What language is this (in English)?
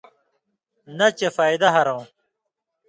Indus Kohistani